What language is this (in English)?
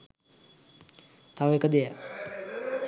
Sinhala